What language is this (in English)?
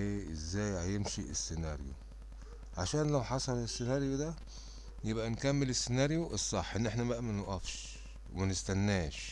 Arabic